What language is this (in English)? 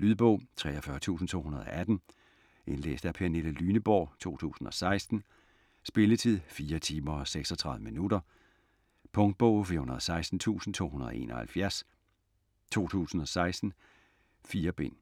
Danish